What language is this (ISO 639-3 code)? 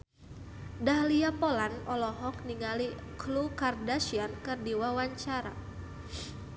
sun